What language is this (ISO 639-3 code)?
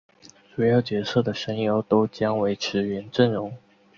zho